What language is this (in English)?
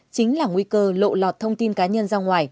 Vietnamese